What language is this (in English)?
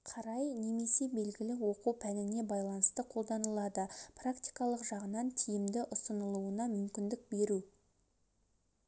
Kazakh